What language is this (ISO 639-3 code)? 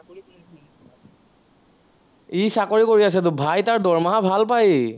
asm